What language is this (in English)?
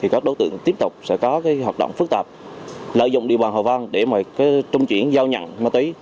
Vietnamese